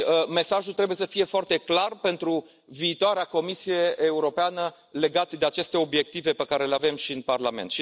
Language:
Romanian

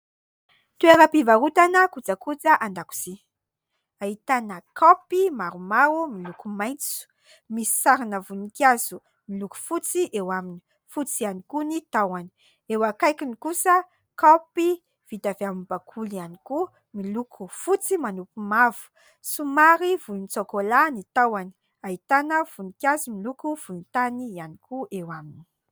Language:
Malagasy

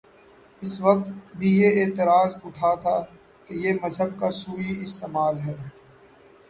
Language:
Urdu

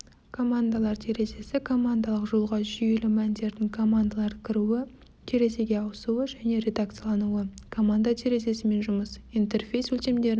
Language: Kazakh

